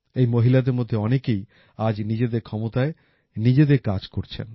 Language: Bangla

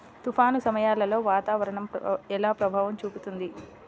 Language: Telugu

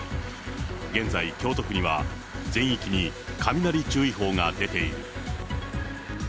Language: Japanese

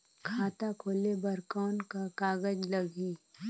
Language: Chhattisgarhi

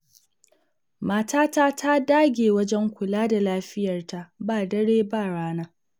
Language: Hausa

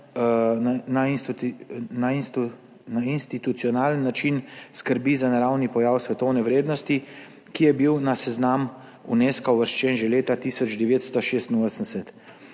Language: Slovenian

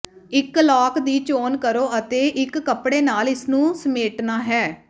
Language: Punjabi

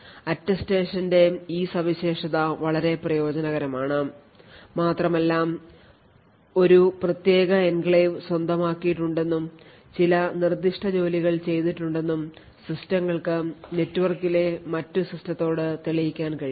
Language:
Malayalam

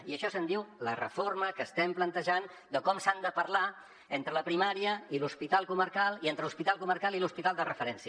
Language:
Catalan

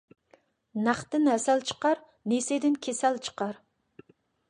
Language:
Uyghur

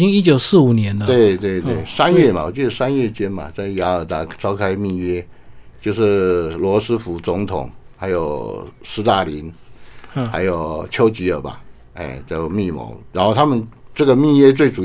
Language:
Chinese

